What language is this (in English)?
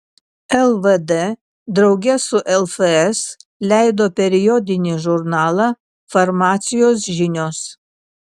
Lithuanian